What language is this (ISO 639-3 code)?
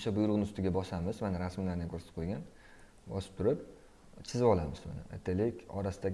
tur